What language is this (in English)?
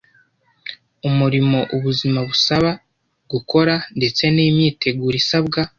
Kinyarwanda